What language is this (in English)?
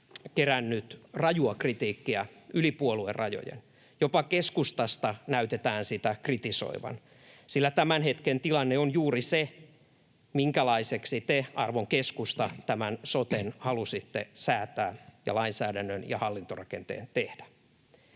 Finnish